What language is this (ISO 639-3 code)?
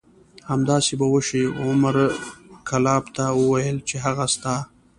pus